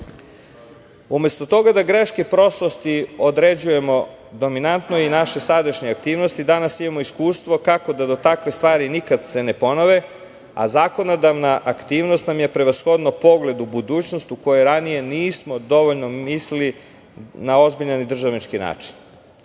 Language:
Serbian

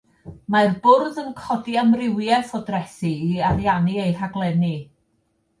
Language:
Welsh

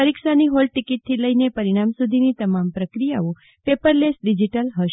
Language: Gujarati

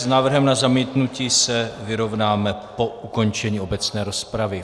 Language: Czech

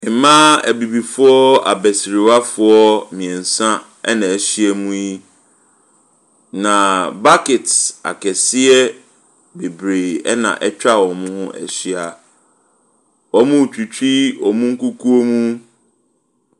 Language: Akan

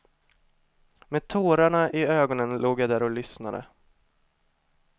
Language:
Swedish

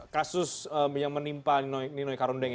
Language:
Indonesian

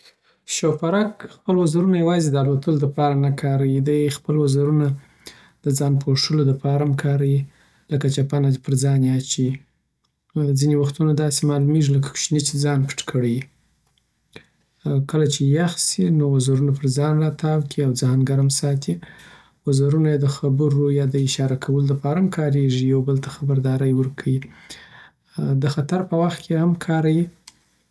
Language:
Southern Pashto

